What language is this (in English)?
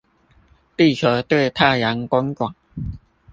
Chinese